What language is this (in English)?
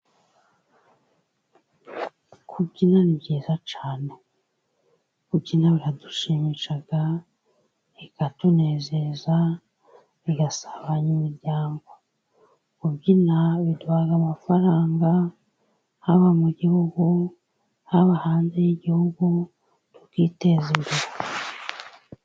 Kinyarwanda